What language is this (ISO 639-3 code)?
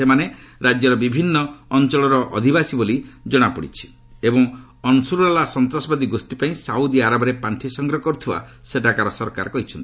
ori